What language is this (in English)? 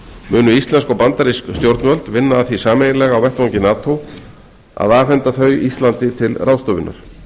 Icelandic